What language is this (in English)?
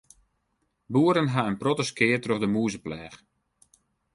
Western Frisian